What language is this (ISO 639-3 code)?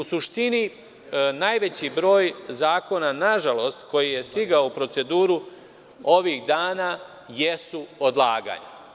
srp